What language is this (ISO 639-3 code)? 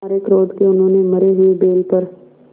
hin